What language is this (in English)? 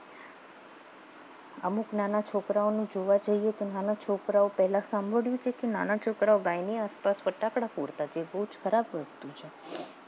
Gujarati